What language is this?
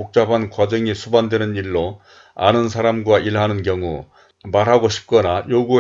Korean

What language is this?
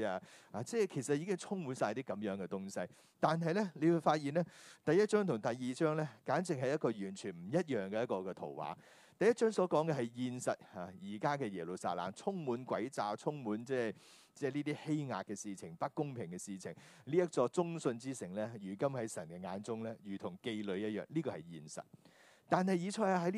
Chinese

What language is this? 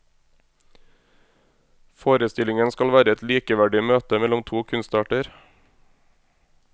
Norwegian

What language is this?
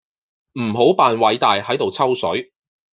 Cantonese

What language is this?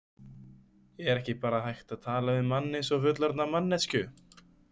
Icelandic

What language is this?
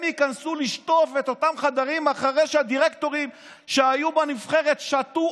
Hebrew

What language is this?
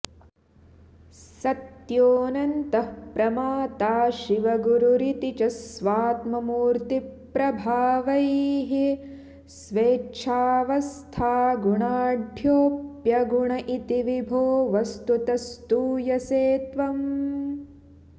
Sanskrit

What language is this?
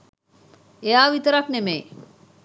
Sinhala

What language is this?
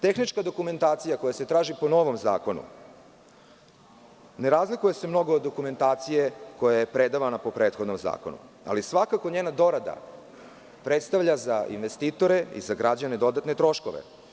Serbian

